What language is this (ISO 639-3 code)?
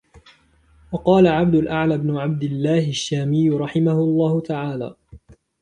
ara